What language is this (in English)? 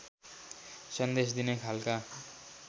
Nepali